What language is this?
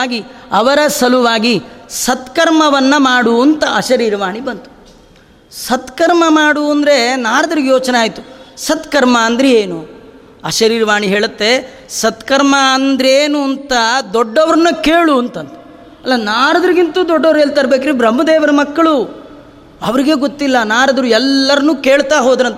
Kannada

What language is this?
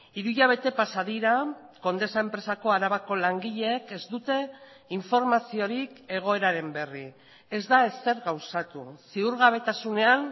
Basque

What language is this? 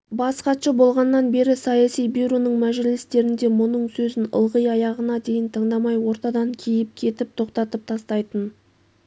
Kazakh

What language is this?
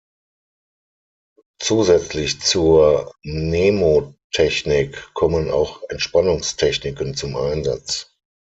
German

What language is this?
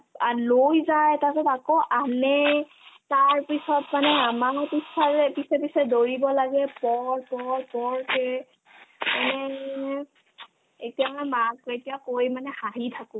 Assamese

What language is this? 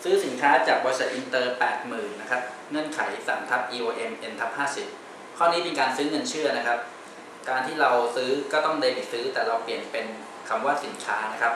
Thai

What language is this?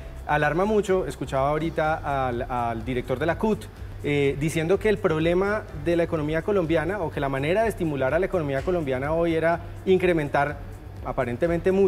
Spanish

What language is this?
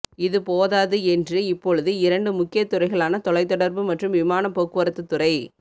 Tamil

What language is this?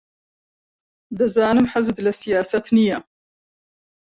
Central Kurdish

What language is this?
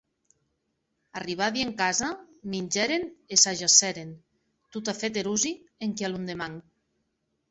Occitan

